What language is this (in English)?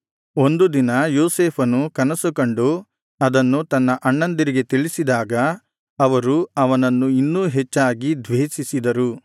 Kannada